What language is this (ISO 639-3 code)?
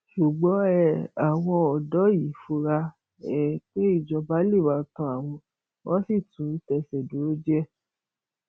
yor